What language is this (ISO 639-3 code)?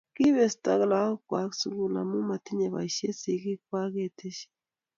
kln